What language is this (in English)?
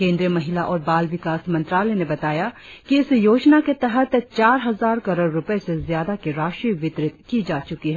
Hindi